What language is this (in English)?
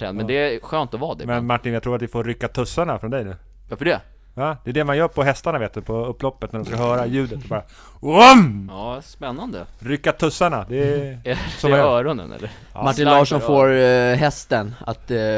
Swedish